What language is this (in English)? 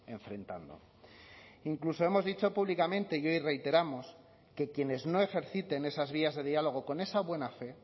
Spanish